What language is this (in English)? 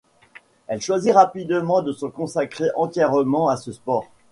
French